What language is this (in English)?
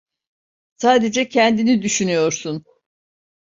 Turkish